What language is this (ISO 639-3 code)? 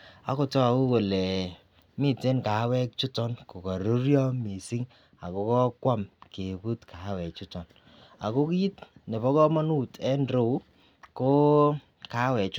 kln